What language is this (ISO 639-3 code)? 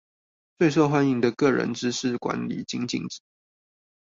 zho